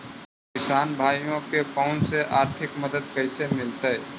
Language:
Magahi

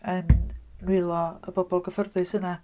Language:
Welsh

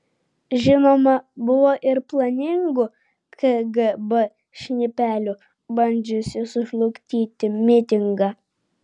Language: Lithuanian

